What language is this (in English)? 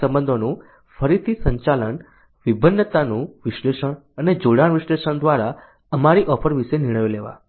Gujarati